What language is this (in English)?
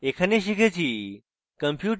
Bangla